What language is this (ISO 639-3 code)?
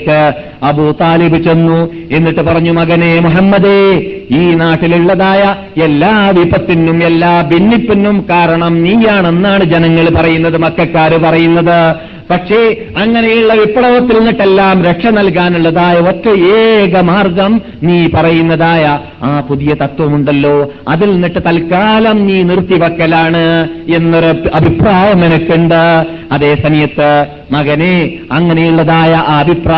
mal